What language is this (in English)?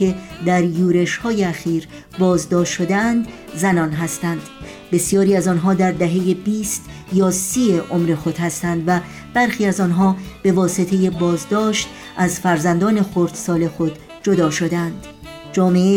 Persian